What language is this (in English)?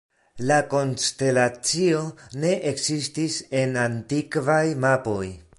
Esperanto